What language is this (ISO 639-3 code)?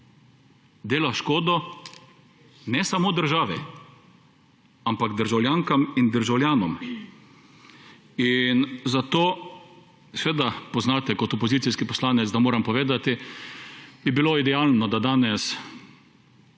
slv